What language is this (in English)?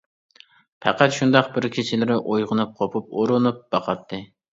Uyghur